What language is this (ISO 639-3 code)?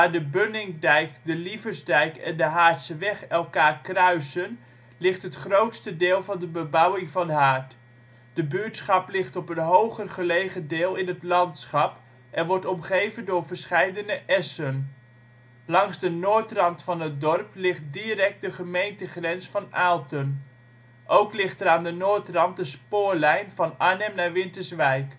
nld